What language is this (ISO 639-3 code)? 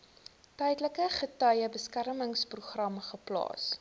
afr